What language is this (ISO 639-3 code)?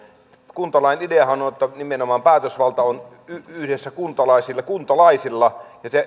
fin